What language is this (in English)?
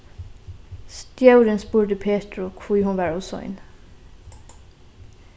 Faroese